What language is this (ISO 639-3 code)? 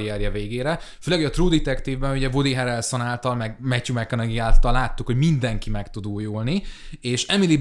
hun